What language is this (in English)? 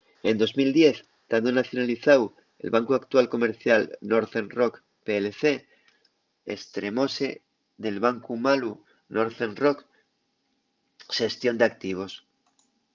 Asturian